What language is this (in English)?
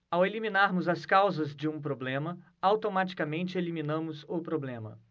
Portuguese